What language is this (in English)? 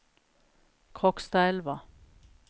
Norwegian